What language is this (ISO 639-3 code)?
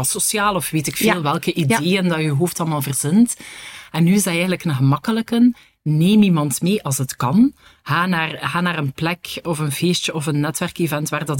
nld